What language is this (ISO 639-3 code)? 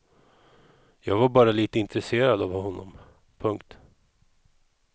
swe